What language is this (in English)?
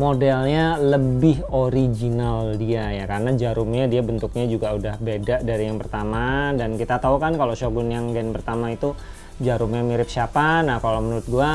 Indonesian